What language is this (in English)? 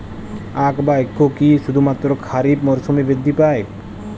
Bangla